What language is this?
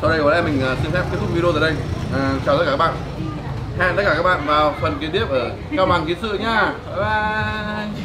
Vietnamese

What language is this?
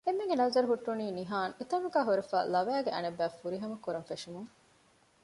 Divehi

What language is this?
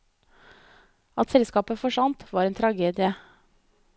Norwegian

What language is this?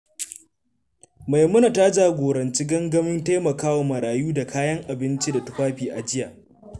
Hausa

